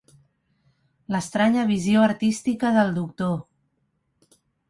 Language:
Catalan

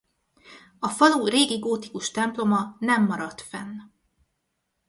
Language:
Hungarian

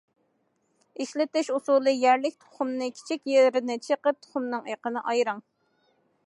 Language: Uyghur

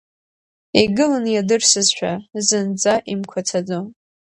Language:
Abkhazian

